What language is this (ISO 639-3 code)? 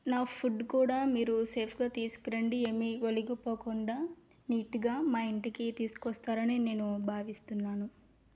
tel